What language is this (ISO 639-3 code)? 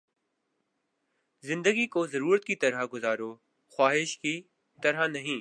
urd